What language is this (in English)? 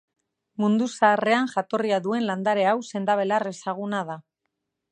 Basque